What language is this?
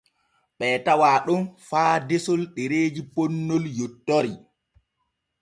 Borgu Fulfulde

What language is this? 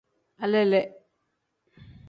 Tem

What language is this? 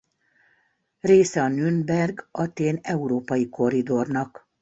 Hungarian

